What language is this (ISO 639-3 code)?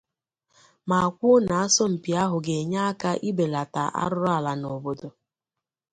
ibo